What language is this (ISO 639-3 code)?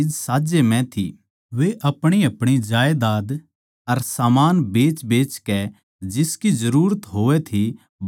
bgc